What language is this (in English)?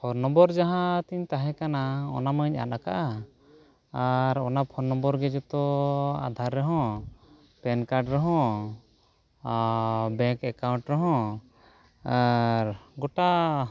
Santali